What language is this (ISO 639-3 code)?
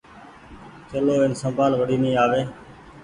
gig